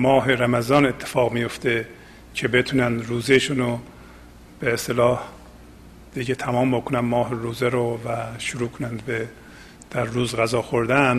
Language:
Persian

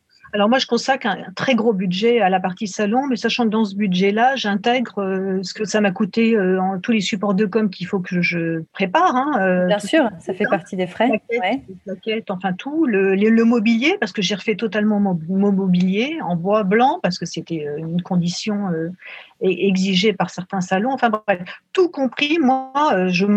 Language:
French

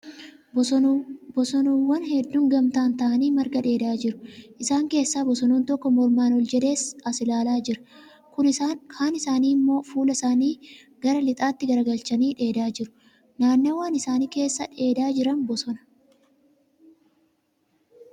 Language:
Oromo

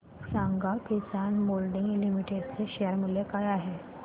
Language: Marathi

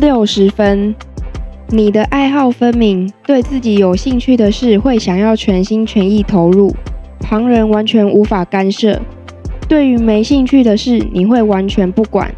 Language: Chinese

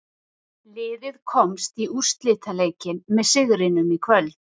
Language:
Icelandic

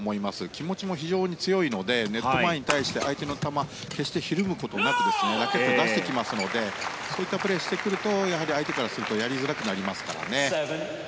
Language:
Japanese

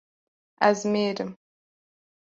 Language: Kurdish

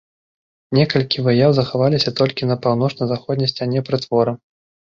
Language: Belarusian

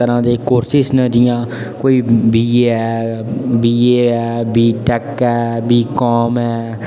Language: Dogri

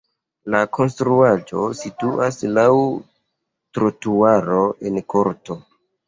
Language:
Esperanto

